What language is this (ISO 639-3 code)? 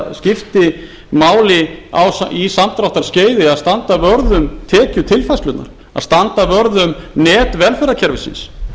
isl